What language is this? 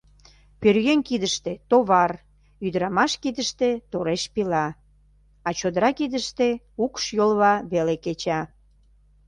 Mari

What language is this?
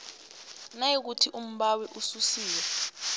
South Ndebele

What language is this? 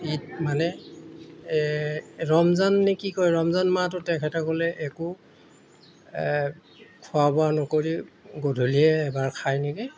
Assamese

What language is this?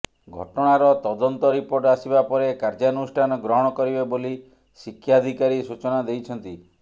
Odia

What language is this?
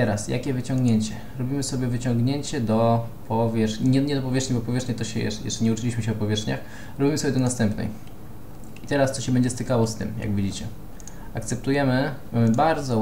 Polish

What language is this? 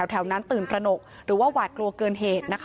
Thai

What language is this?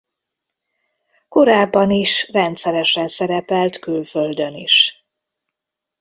Hungarian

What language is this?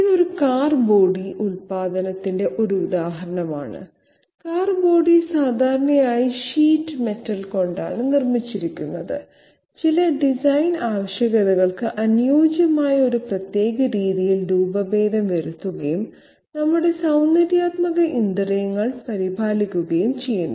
Malayalam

